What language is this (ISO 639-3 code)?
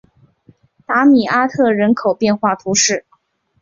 zho